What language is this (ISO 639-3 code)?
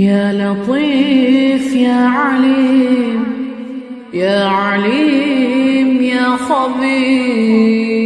ara